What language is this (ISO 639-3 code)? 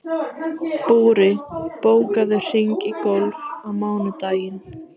isl